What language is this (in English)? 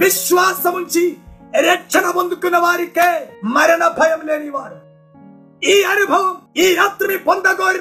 Telugu